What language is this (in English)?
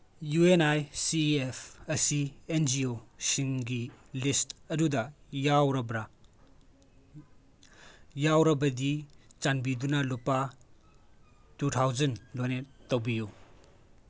Manipuri